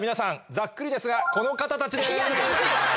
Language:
Japanese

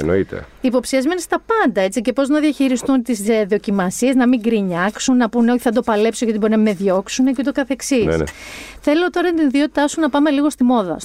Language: Greek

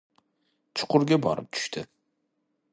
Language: Uzbek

